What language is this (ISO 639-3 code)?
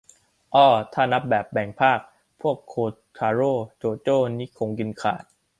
tha